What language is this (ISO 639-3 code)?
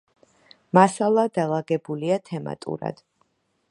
kat